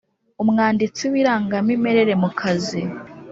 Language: Kinyarwanda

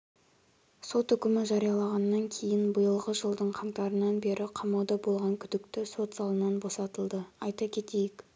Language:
Kazakh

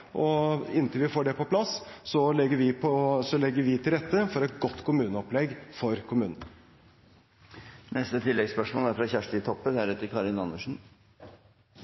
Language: Norwegian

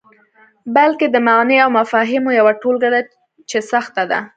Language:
Pashto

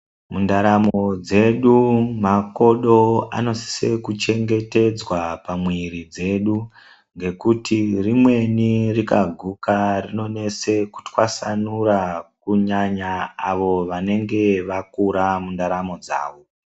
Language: Ndau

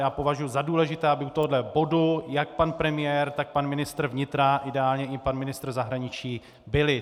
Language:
Czech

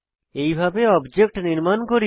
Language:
Bangla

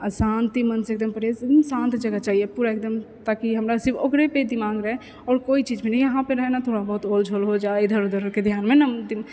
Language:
Maithili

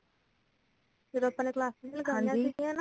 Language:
Punjabi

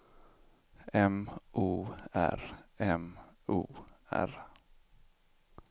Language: Swedish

